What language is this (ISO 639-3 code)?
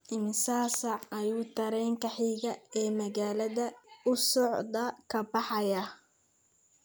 som